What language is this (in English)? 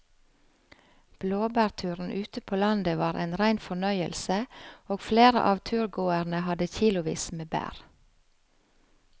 Norwegian